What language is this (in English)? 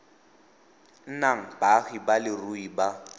Tswana